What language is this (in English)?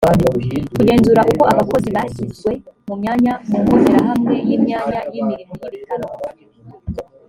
Kinyarwanda